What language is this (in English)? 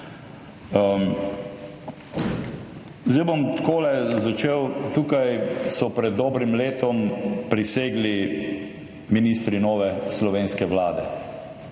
Slovenian